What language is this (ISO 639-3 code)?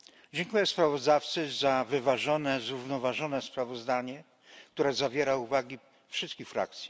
pol